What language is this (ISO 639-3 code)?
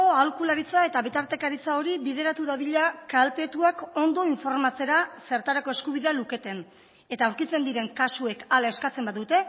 eus